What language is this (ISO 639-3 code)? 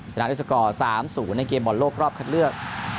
tha